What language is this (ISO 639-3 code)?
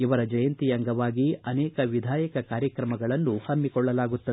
kan